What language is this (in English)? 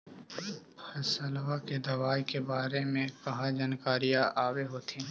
Magahi